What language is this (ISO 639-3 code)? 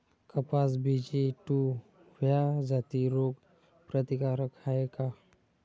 mar